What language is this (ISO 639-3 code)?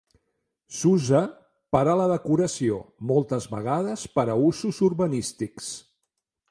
cat